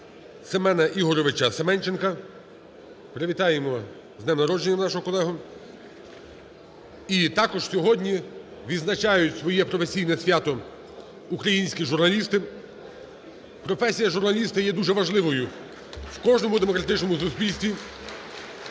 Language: Ukrainian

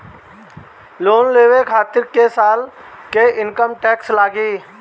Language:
Bhojpuri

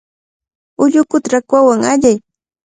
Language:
Cajatambo North Lima Quechua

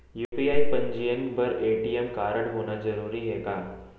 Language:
Chhattisgarhi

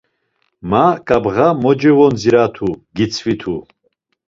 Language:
Laz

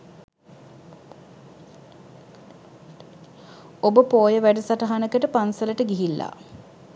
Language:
Sinhala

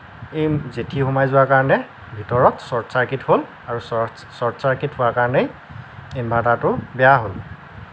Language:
Assamese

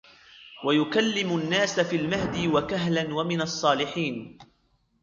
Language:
Arabic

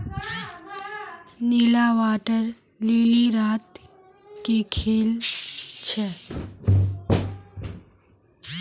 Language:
Magahi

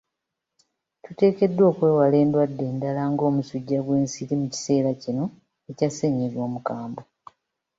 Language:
Ganda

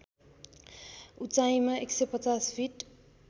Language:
Nepali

